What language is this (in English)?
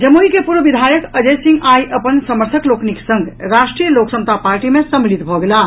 Maithili